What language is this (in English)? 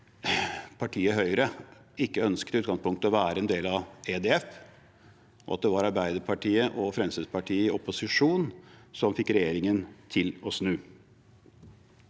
Norwegian